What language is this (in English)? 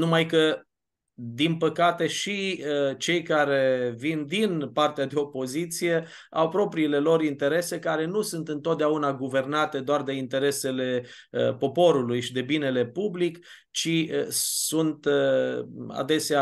Romanian